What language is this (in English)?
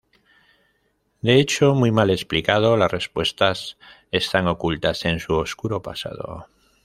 Spanish